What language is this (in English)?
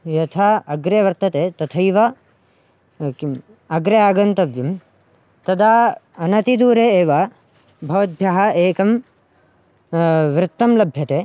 Sanskrit